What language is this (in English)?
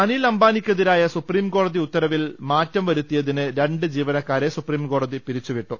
Malayalam